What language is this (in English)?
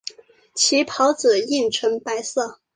Chinese